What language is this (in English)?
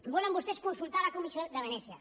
Catalan